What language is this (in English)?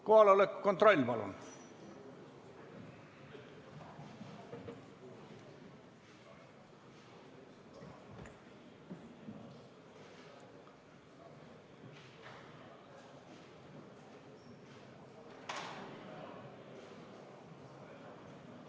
Estonian